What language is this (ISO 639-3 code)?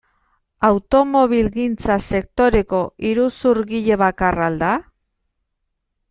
eus